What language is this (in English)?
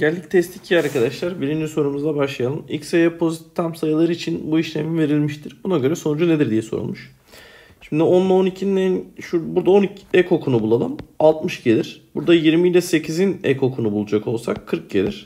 Turkish